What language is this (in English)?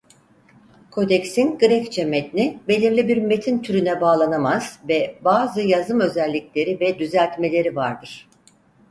Turkish